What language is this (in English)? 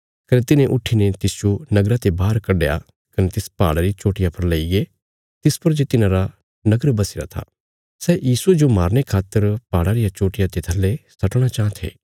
Bilaspuri